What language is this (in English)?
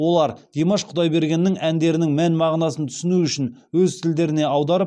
Kazakh